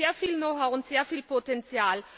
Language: German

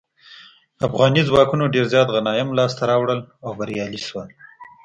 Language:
Pashto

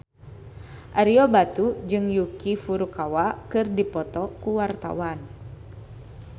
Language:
Sundanese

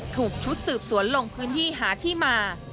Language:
Thai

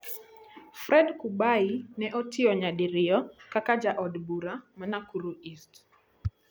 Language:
Luo (Kenya and Tanzania)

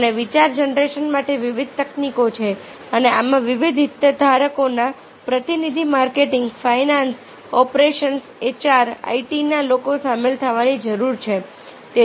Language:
Gujarati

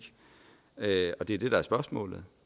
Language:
Danish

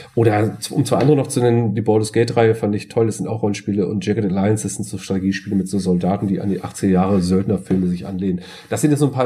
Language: German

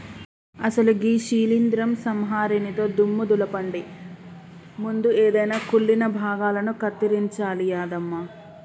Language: Telugu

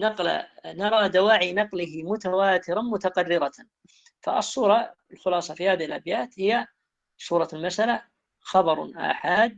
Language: Arabic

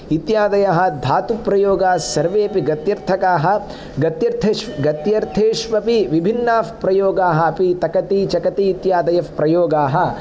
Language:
Sanskrit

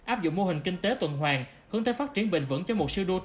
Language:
Vietnamese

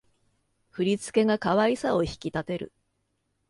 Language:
Japanese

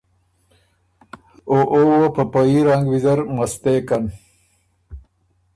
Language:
Ormuri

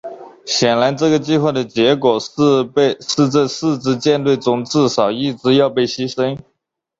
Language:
Chinese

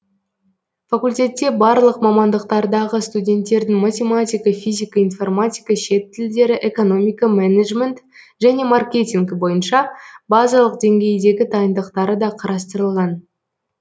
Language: Kazakh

